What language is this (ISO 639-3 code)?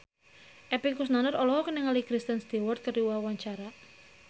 sun